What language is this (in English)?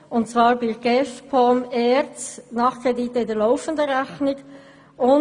Swiss German